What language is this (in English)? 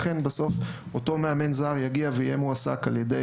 Hebrew